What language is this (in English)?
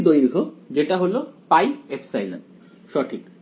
Bangla